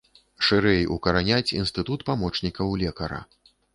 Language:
Belarusian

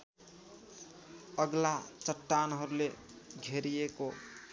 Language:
Nepali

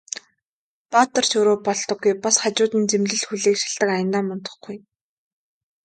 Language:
Mongolian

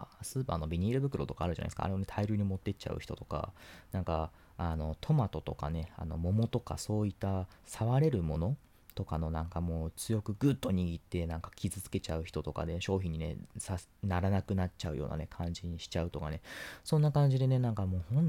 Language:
Japanese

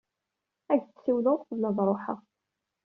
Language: Kabyle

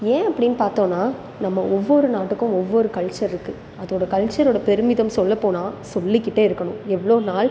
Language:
Tamil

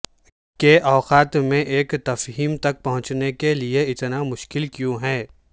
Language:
Urdu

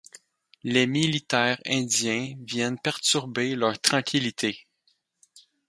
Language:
French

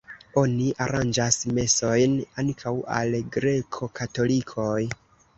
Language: Esperanto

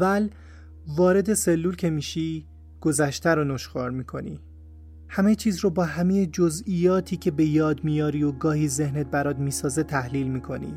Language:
Persian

